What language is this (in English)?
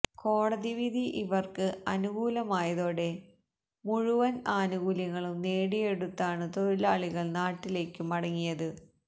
Malayalam